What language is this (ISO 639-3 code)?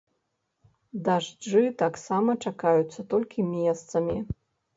bel